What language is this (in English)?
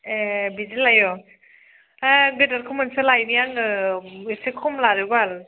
Bodo